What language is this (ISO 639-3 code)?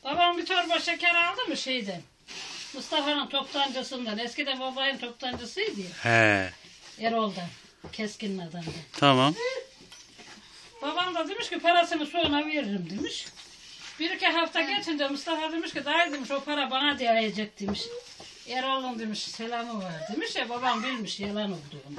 tur